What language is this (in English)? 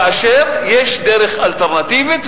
Hebrew